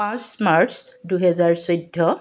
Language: Assamese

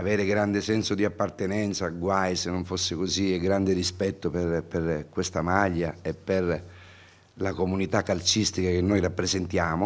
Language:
Italian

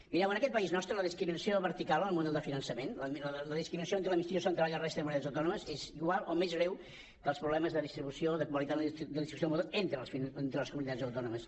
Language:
Catalan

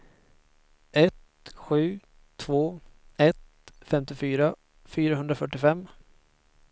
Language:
Swedish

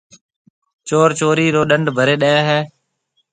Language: Marwari (Pakistan)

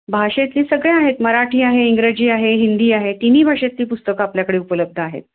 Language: Marathi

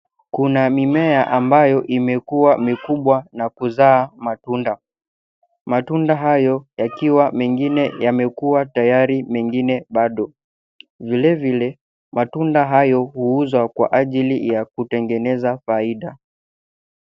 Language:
Swahili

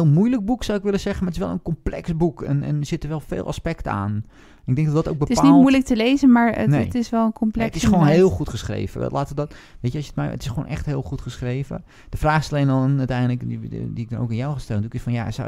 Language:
Dutch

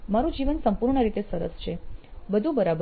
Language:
Gujarati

